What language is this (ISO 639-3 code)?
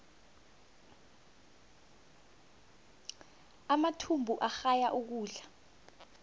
nbl